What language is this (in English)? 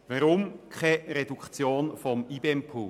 Swiss German